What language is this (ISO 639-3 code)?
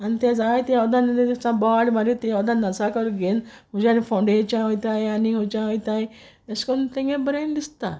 kok